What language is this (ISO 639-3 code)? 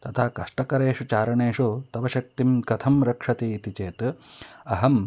san